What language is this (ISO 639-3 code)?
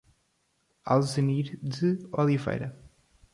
por